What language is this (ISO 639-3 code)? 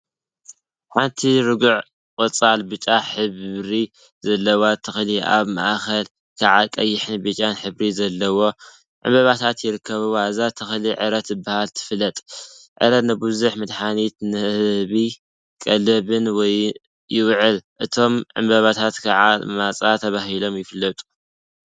tir